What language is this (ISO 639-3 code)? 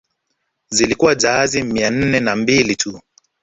swa